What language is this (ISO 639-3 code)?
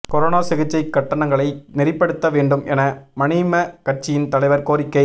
tam